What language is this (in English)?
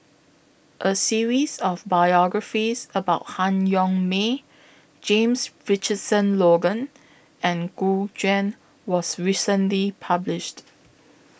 English